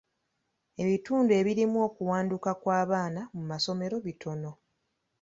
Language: Ganda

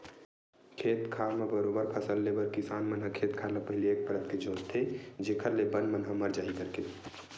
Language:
Chhattisgarhi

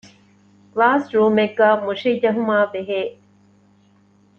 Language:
Divehi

